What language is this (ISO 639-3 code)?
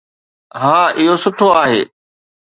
snd